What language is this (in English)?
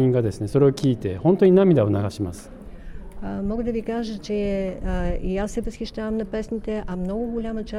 Bulgarian